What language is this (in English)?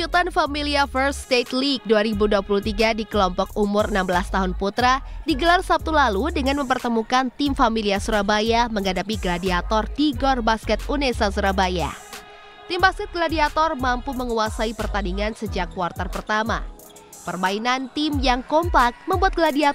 Indonesian